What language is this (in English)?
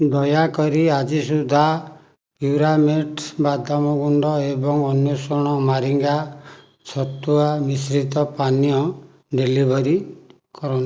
Odia